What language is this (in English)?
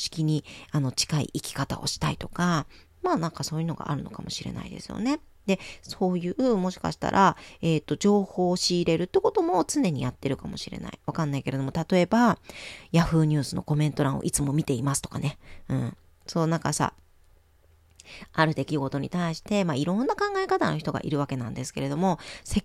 Japanese